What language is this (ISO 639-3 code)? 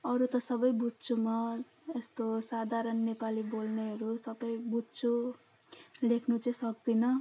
nep